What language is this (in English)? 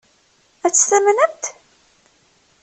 Kabyle